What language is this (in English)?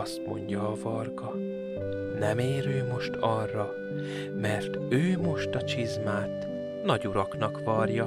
Hungarian